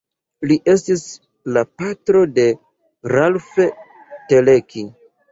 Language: Esperanto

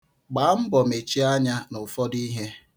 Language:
Igbo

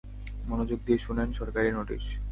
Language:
Bangla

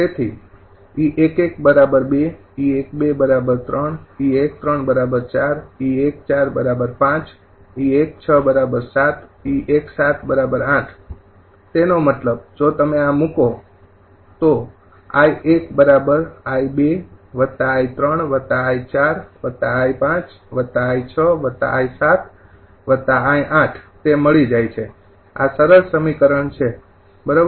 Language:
Gujarati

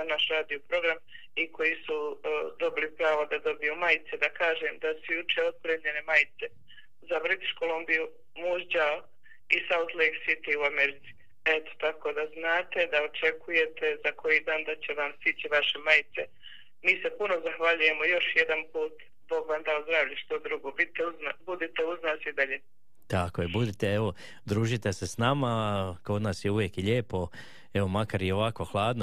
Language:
Croatian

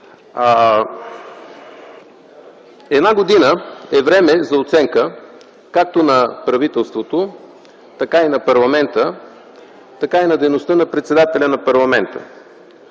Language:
Bulgarian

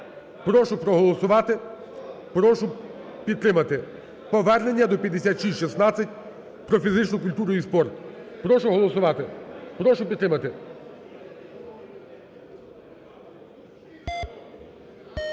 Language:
Ukrainian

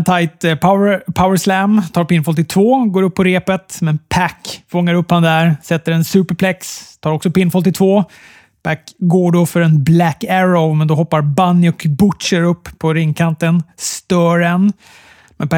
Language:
Swedish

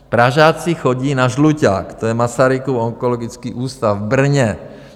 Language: Czech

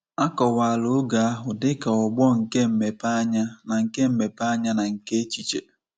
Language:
Igbo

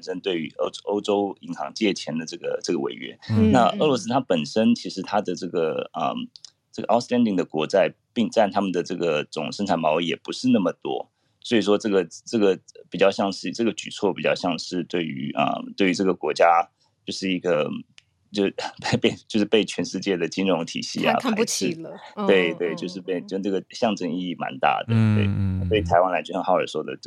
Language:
Chinese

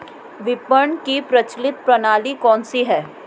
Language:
Hindi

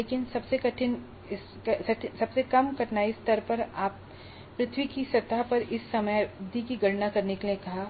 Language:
Hindi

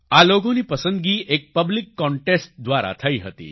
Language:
Gujarati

